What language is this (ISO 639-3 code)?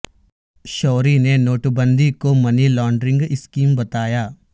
urd